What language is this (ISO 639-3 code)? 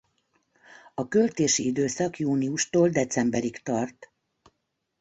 hun